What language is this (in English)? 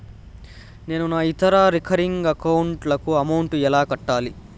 Telugu